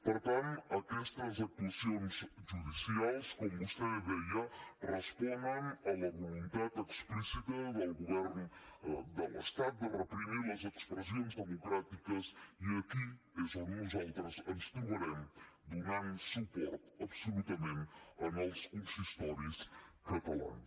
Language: Catalan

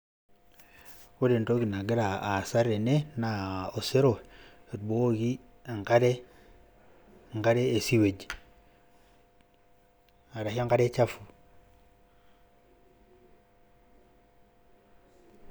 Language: Masai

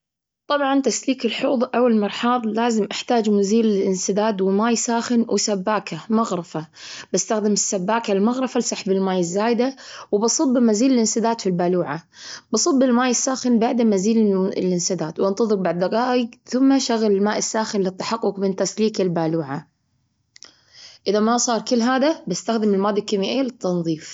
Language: Gulf Arabic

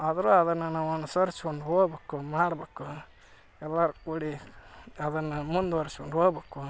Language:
Kannada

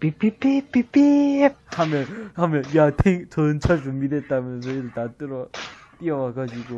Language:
Korean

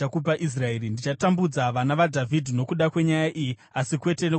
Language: Shona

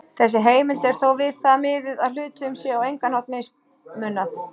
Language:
Icelandic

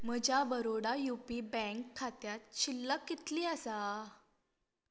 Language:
Konkani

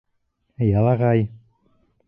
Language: Bashkir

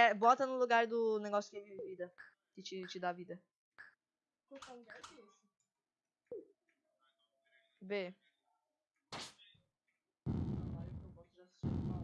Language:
Portuguese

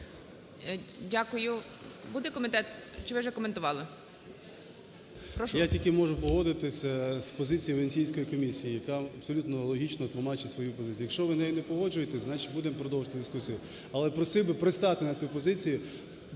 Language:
Ukrainian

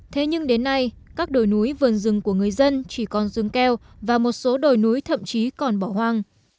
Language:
Vietnamese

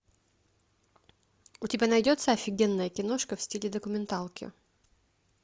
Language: Russian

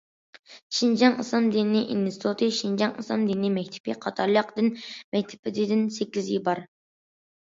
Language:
Uyghur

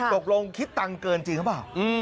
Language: Thai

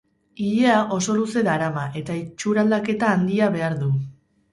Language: Basque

